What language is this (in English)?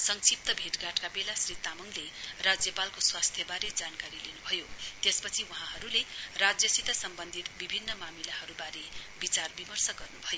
Nepali